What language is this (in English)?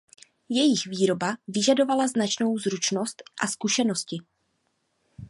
Czech